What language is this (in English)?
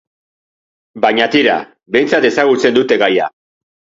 Basque